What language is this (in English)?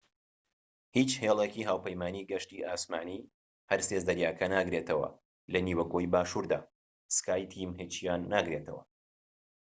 Central Kurdish